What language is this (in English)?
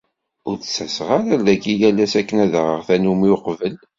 Kabyle